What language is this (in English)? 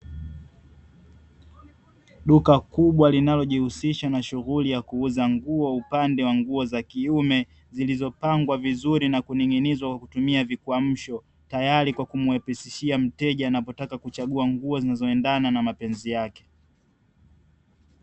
Swahili